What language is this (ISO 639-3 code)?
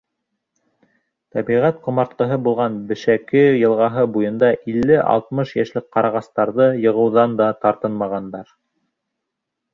bak